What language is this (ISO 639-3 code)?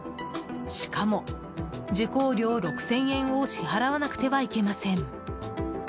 jpn